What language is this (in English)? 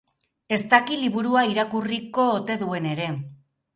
Basque